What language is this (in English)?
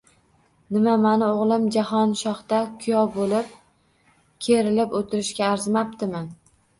Uzbek